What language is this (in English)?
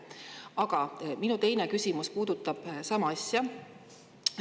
Estonian